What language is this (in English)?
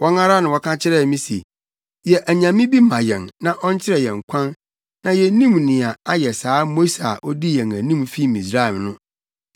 Akan